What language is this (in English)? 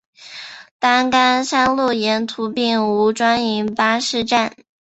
Chinese